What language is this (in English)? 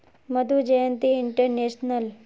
Magahi